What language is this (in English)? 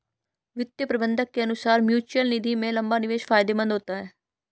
Hindi